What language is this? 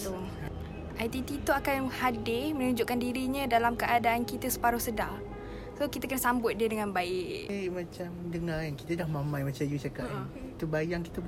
Malay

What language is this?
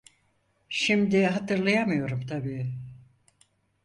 Turkish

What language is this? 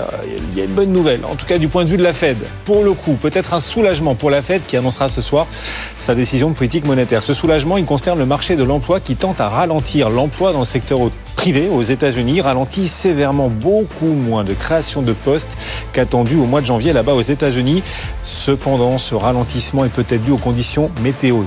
French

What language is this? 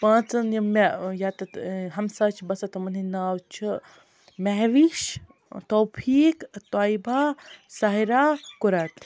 Kashmiri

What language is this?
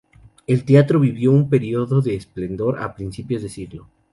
Spanish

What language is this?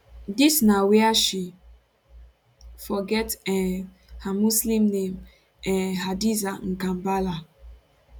Nigerian Pidgin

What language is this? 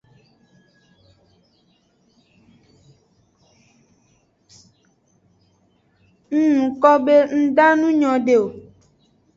Aja (Benin)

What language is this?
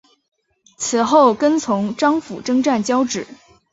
Chinese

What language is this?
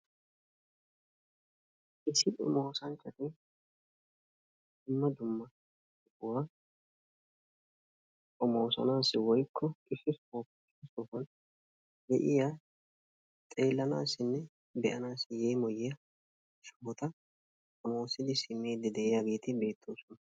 Wolaytta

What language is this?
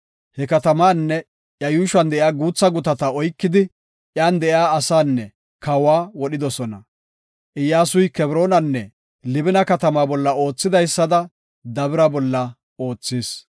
Gofa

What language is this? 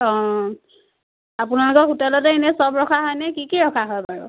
Assamese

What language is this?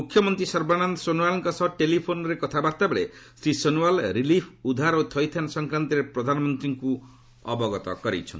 Odia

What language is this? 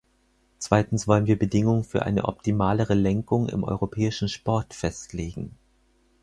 German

